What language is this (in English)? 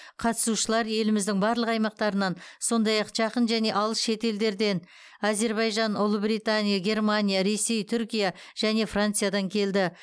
Kazakh